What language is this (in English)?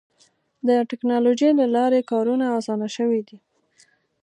Pashto